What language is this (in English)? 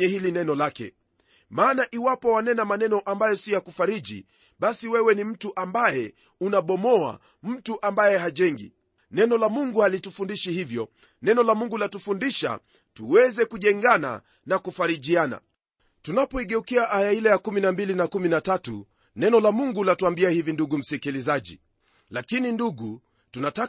Swahili